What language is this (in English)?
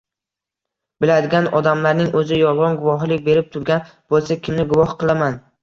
Uzbek